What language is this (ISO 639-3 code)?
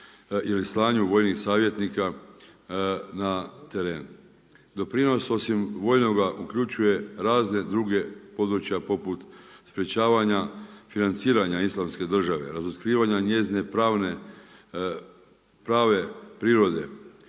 hrv